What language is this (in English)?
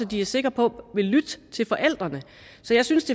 Danish